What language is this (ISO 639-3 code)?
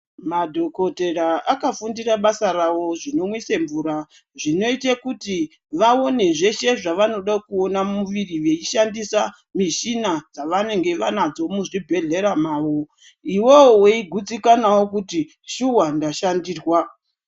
ndc